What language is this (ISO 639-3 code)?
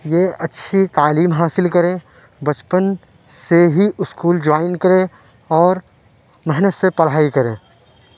urd